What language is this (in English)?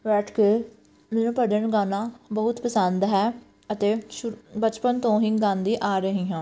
Punjabi